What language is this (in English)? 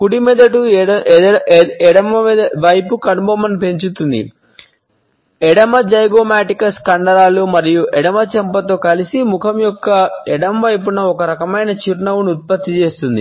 Telugu